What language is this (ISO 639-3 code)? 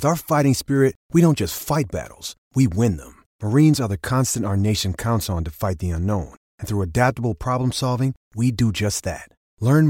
hun